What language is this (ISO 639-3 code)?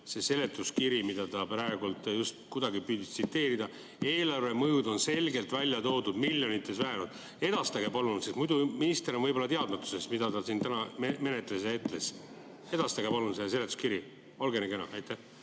est